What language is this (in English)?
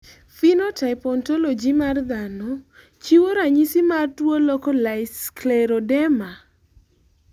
Luo (Kenya and Tanzania)